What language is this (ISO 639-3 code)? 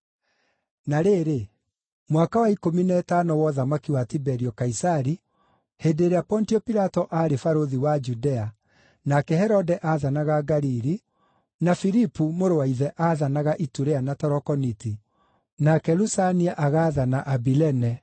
kik